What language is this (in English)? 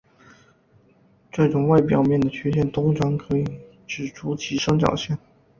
Chinese